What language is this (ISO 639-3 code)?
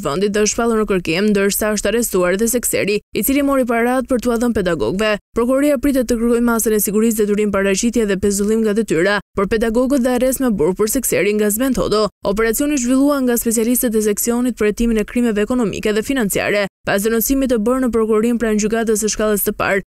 ron